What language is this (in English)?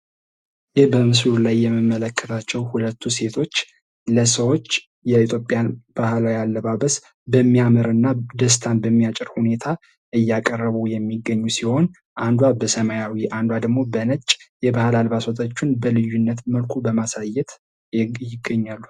Amharic